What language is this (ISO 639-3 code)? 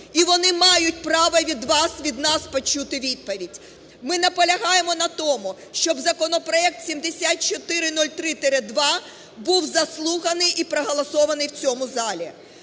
ukr